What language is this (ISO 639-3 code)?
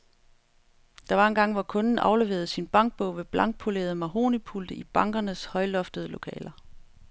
dan